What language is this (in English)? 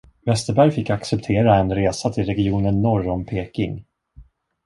Swedish